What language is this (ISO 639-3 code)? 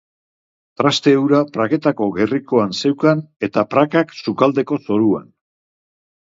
eus